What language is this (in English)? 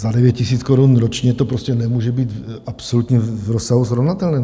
Czech